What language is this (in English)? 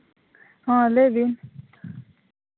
Santali